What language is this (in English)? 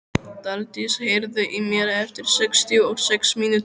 Icelandic